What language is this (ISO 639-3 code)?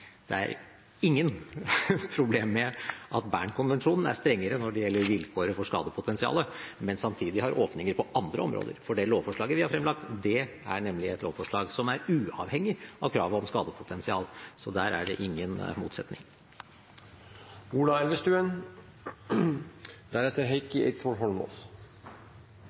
nob